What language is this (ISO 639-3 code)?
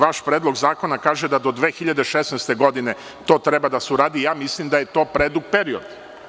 srp